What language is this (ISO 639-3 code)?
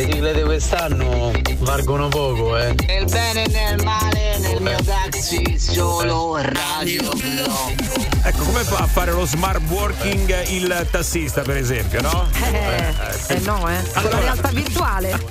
ita